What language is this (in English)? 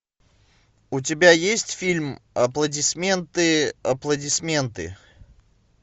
Russian